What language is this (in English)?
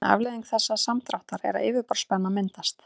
Icelandic